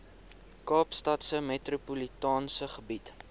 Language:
Afrikaans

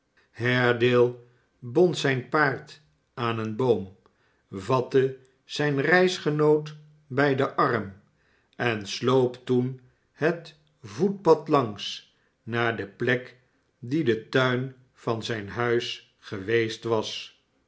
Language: Dutch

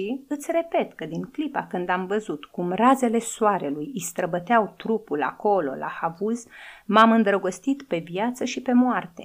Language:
Romanian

